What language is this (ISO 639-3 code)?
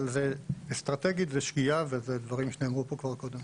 heb